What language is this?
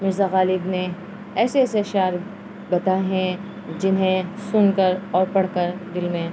Urdu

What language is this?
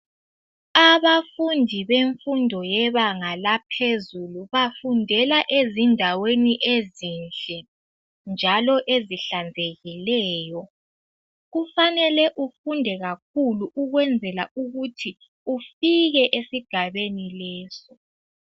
North Ndebele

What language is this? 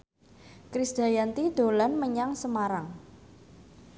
Javanese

